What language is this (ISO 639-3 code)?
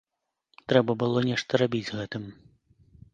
bel